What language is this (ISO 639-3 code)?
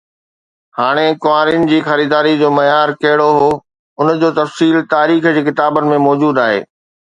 snd